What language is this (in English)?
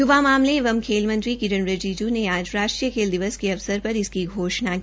Hindi